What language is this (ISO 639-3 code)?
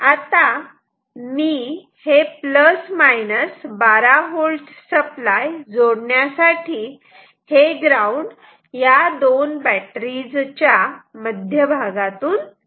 mar